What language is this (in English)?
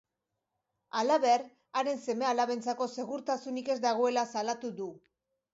Basque